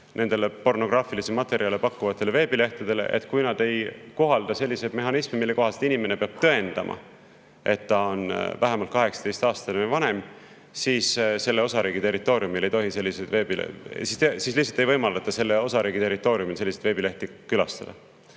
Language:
Estonian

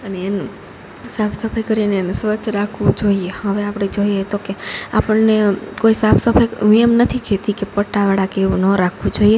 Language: Gujarati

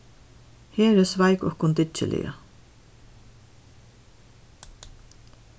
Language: Faroese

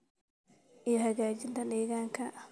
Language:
Somali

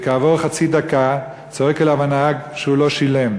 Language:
Hebrew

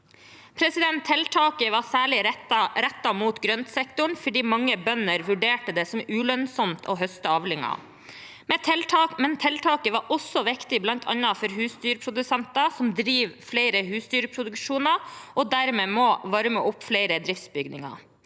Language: Norwegian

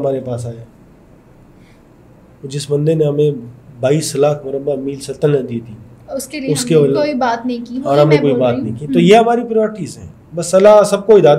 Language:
Hindi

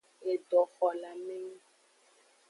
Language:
Aja (Benin)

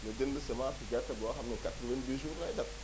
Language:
Wolof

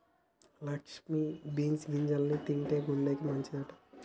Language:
Telugu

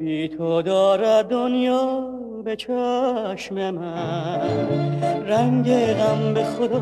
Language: Persian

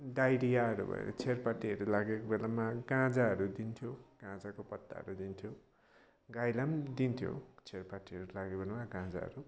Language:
Nepali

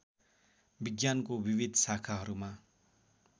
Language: Nepali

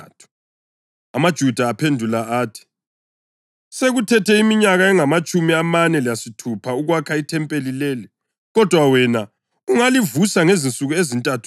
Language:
North Ndebele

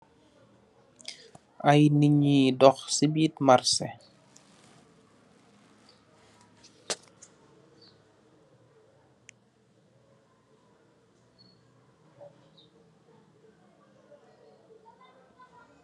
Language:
Wolof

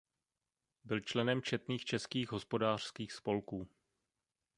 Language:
Czech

